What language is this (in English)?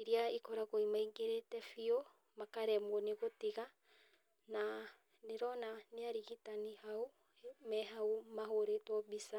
Kikuyu